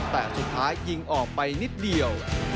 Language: Thai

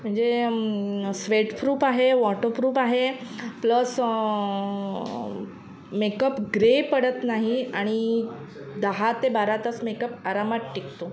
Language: Marathi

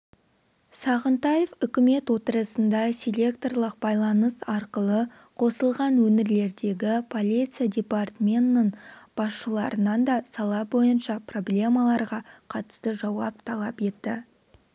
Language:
Kazakh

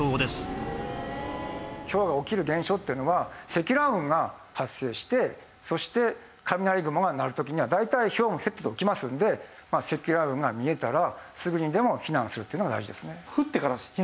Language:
Japanese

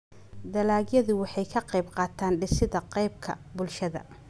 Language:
Somali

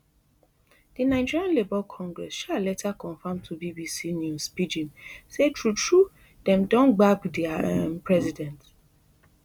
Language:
Nigerian Pidgin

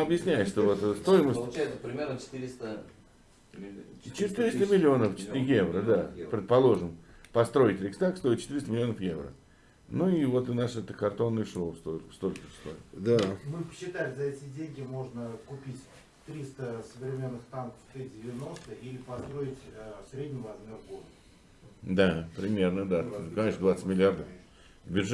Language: Russian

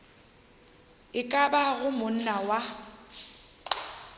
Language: Northern Sotho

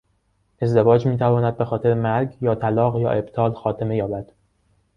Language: Persian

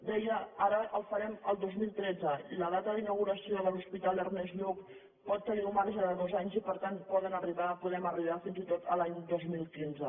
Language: Catalan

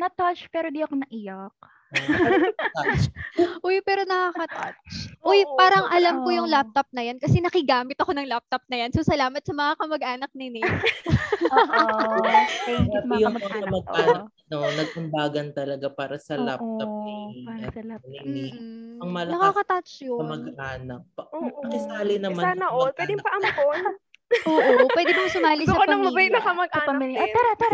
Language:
Filipino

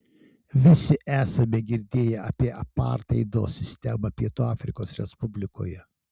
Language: Lithuanian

